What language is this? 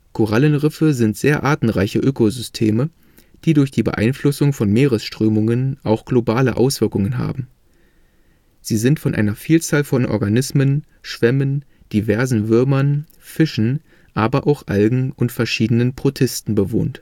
German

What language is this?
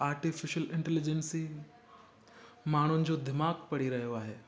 Sindhi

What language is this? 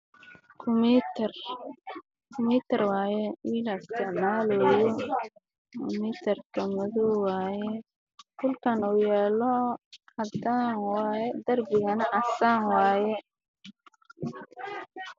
Somali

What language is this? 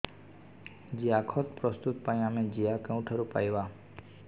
Odia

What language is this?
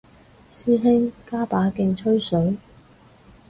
Cantonese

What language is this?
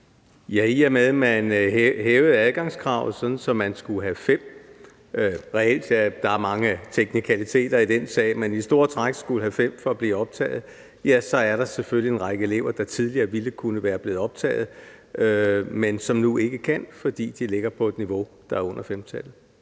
Danish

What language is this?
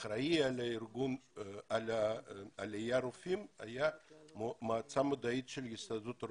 Hebrew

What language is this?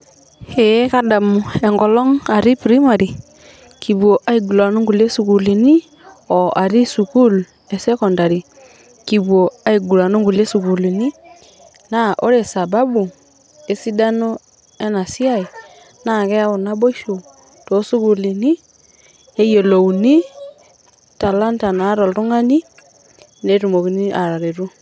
Masai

